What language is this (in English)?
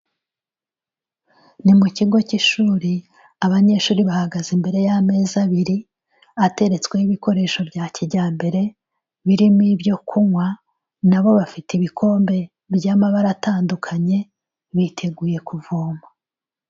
Kinyarwanda